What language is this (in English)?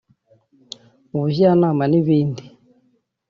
Kinyarwanda